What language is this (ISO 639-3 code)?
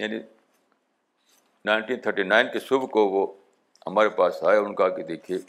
urd